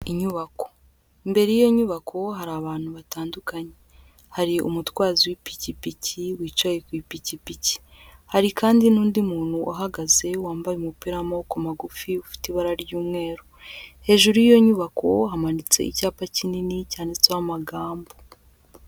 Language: Kinyarwanda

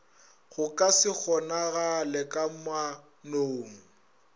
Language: Northern Sotho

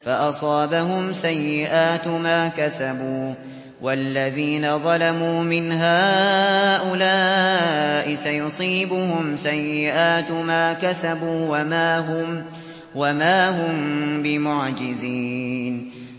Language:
Arabic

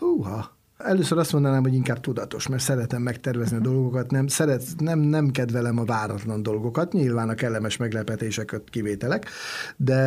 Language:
Hungarian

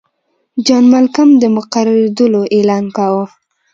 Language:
Pashto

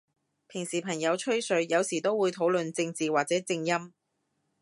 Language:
Cantonese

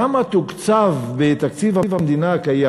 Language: Hebrew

